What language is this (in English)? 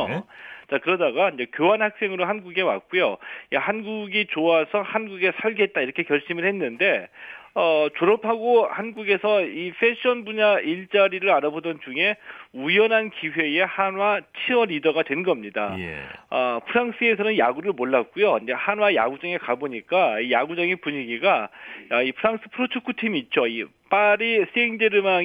Korean